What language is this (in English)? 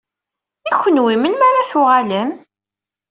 Kabyle